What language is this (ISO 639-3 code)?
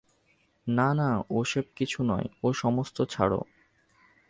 ben